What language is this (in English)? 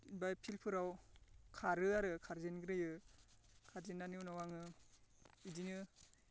Bodo